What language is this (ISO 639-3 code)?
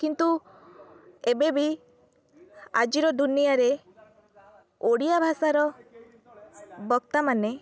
ori